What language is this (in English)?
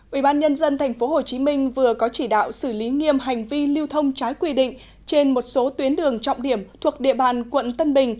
Vietnamese